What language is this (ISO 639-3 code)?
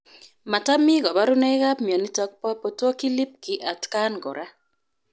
kln